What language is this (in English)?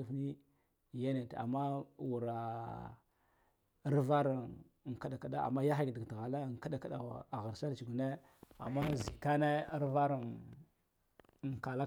Guduf-Gava